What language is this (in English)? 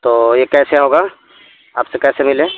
Urdu